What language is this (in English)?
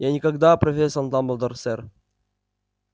Russian